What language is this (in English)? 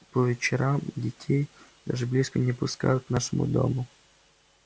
Russian